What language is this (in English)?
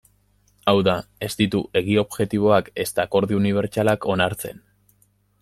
Basque